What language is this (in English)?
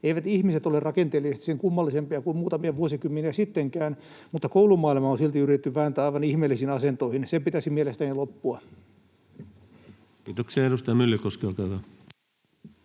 Finnish